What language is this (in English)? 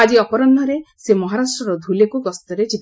Odia